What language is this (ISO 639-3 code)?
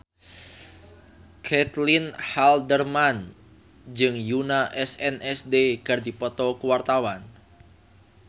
sun